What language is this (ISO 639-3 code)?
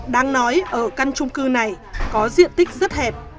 vie